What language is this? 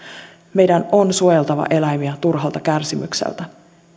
Finnish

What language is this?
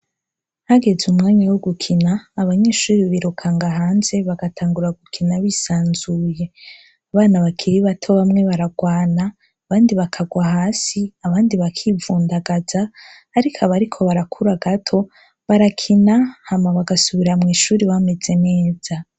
Rundi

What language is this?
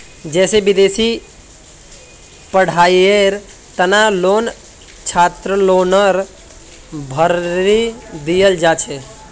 Magahi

